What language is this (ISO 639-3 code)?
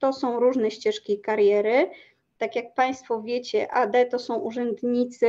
pol